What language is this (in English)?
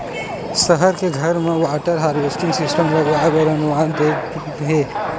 Chhattisgarhi